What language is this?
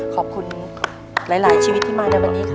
Thai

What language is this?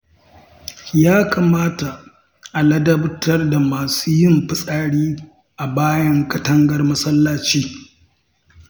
Hausa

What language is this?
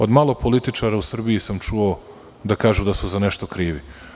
Serbian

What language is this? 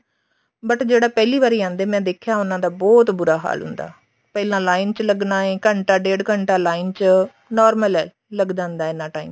Punjabi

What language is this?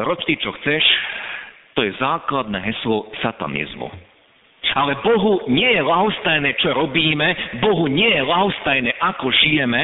Slovak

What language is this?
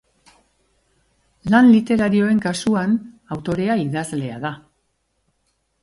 Basque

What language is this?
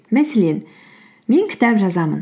Kazakh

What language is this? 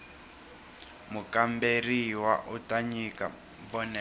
Tsonga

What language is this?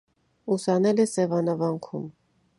Armenian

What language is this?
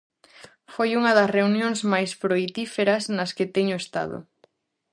Galician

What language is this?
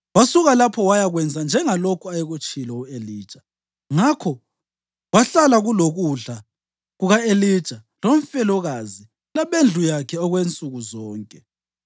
North Ndebele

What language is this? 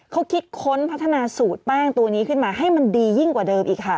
Thai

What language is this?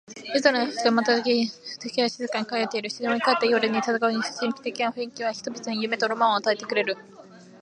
Japanese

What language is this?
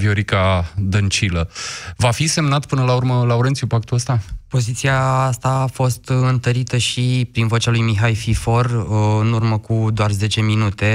Romanian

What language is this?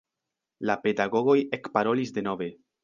Esperanto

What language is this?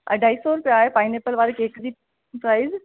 Sindhi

